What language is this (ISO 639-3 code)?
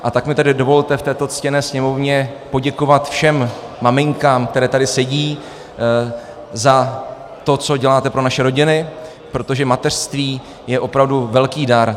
ces